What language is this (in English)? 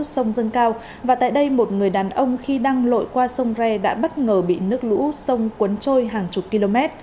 Vietnamese